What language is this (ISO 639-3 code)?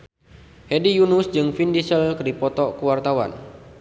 sun